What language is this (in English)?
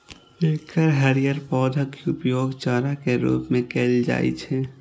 Maithili